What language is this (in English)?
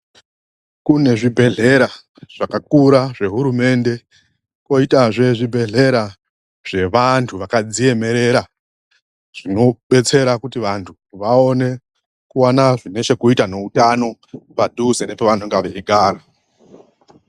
Ndau